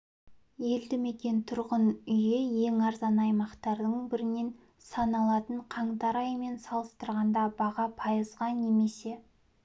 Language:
Kazakh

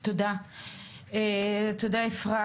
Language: Hebrew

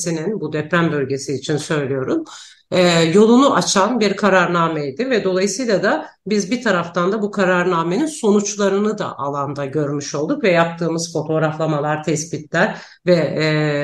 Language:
Turkish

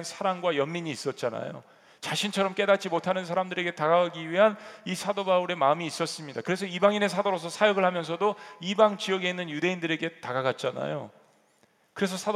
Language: Korean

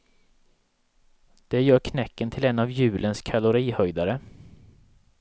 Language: Swedish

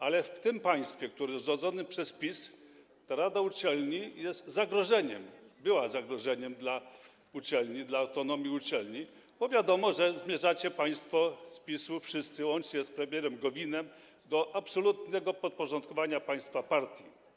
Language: Polish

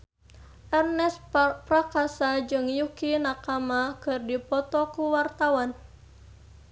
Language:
Sundanese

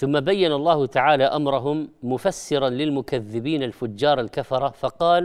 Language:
Arabic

